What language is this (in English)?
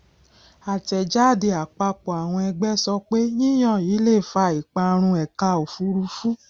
Yoruba